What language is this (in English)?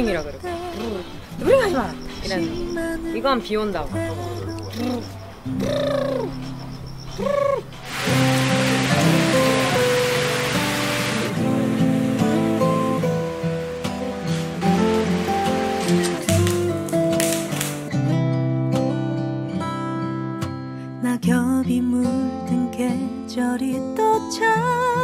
Korean